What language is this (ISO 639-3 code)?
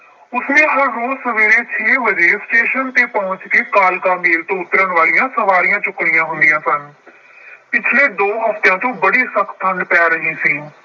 pan